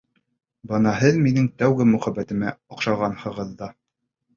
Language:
Bashkir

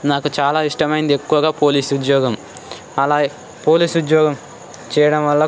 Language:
Telugu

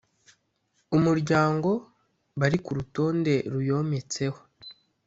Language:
Kinyarwanda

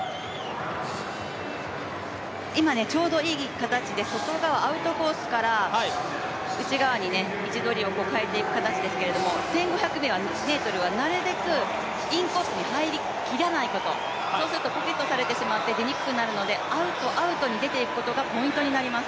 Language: Japanese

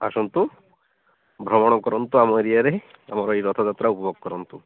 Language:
Odia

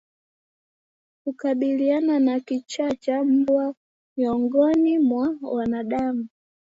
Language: Swahili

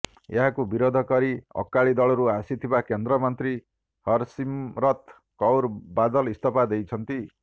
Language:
Odia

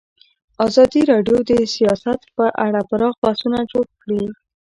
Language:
Pashto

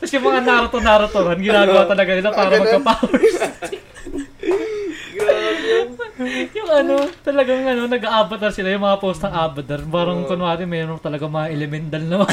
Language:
Filipino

